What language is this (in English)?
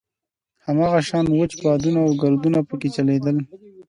Pashto